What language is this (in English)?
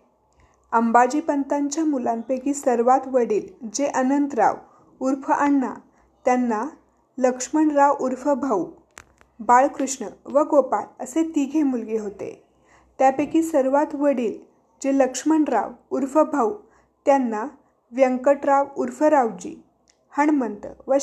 Marathi